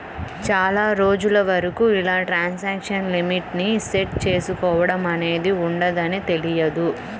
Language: Telugu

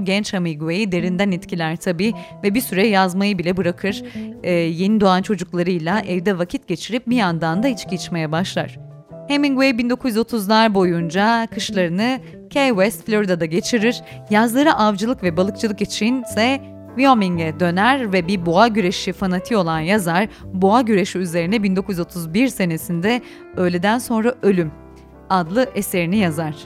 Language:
Turkish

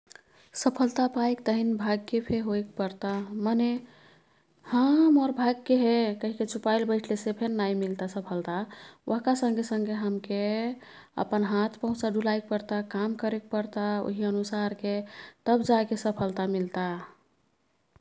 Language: Kathoriya Tharu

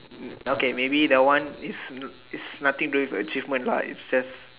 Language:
English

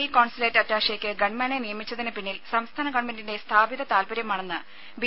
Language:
Malayalam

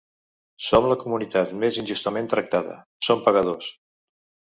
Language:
Catalan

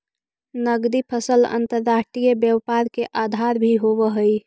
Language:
Magahi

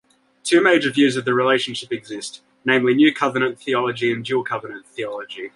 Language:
English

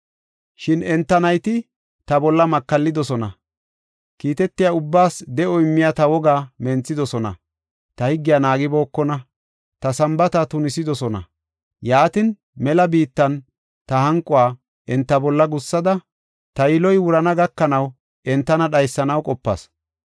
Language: Gofa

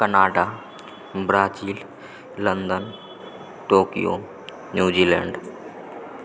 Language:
Maithili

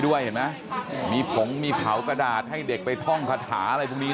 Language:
Thai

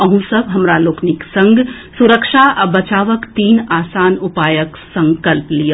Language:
Maithili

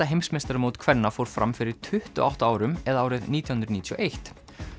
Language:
Icelandic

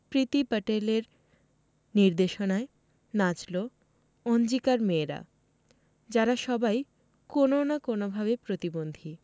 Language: Bangla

